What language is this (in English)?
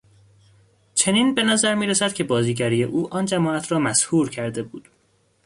Persian